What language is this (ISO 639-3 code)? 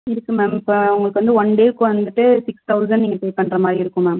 tam